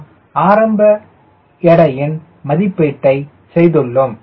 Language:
Tamil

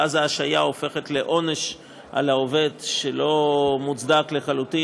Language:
Hebrew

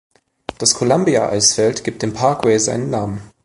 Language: German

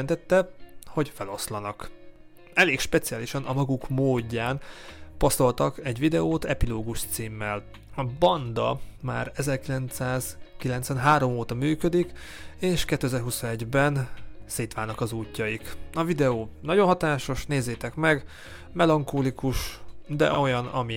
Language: Hungarian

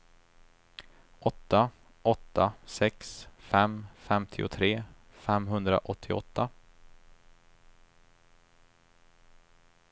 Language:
Swedish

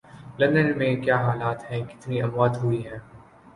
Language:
Urdu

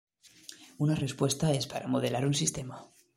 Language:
Spanish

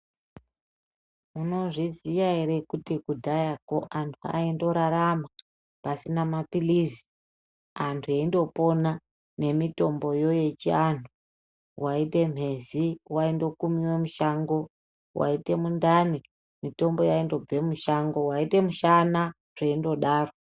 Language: Ndau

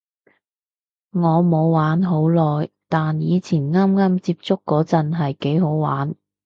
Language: Cantonese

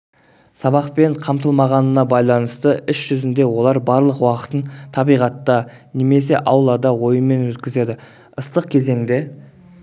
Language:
Kazakh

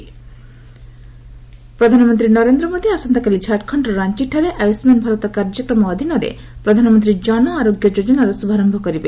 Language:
Odia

